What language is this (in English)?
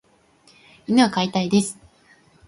Japanese